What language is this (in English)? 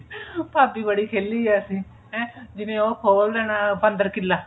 Punjabi